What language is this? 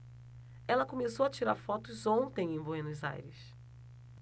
Portuguese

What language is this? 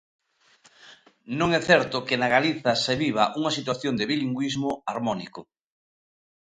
Galician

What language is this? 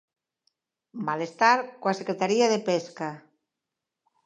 Galician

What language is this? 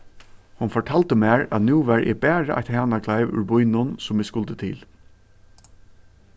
Faroese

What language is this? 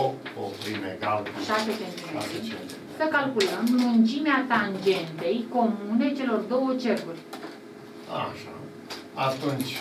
Romanian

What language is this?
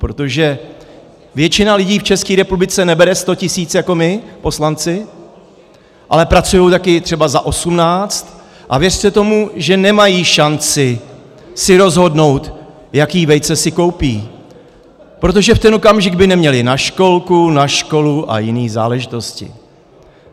Czech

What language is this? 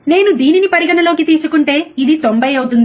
Telugu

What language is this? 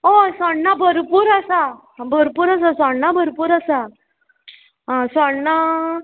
Konkani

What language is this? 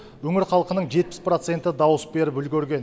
Kazakh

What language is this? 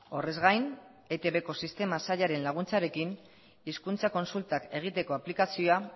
Basque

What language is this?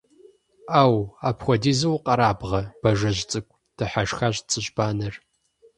Kabardian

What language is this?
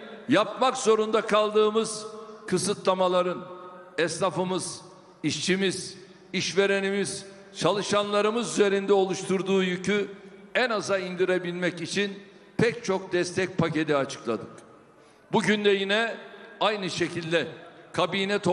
Turkish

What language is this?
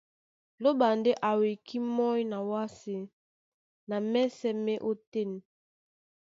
Duala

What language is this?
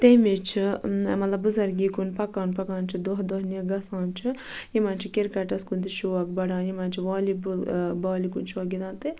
Kashmiri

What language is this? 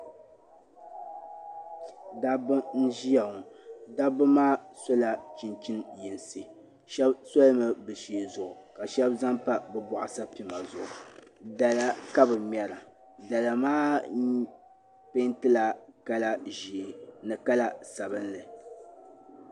Dagbani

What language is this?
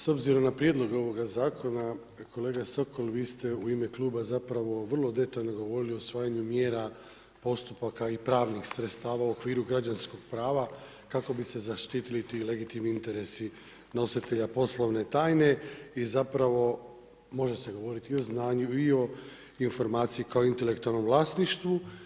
Croatian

